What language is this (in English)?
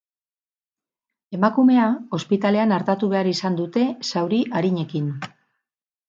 Basque